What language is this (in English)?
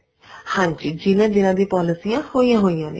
Punjabi